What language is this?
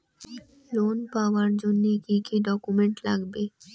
Bangla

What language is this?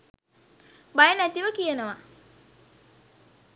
Sinhala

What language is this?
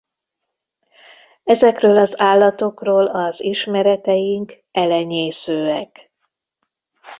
Hungarian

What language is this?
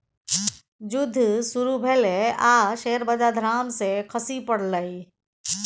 Maithili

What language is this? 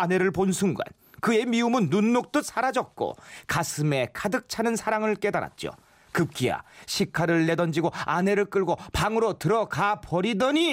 Korean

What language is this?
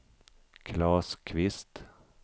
Swedish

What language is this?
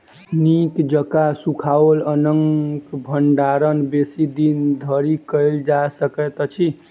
Maithili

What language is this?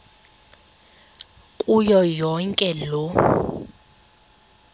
Xhosa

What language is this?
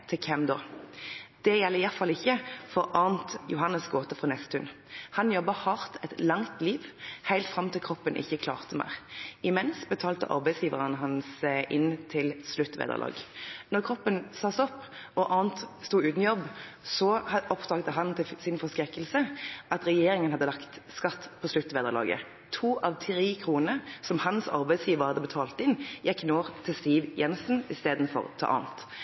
Norwegian Bokmål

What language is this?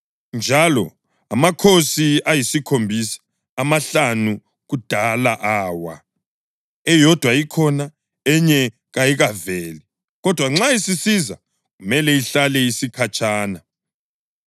North Ndebele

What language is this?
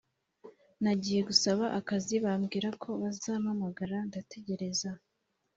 Kinyarwanda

